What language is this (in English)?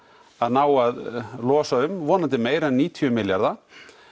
Icelandic